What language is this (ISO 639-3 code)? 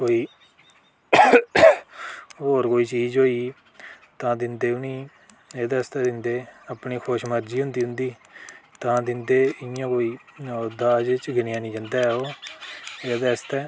doi